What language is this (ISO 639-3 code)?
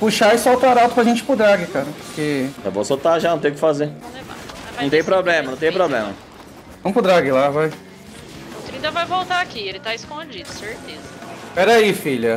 por